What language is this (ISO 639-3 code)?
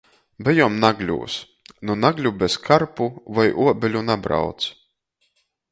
ltg